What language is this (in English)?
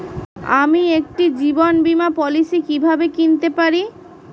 Bangla